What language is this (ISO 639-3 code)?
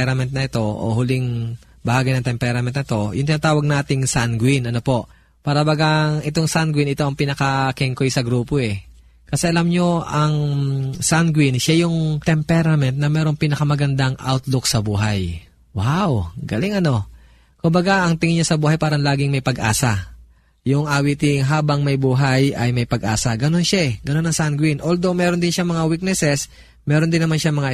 fil